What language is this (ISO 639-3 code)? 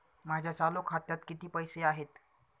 mar